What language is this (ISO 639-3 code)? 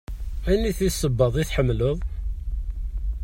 kab